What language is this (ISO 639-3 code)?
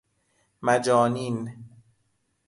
fas